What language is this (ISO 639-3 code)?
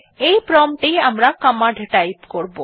ben